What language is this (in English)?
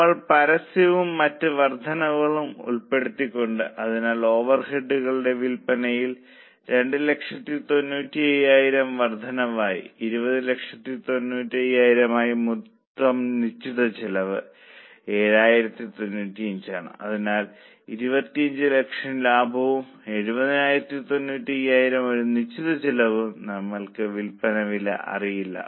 Malayalam